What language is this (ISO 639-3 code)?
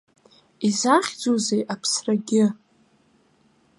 abk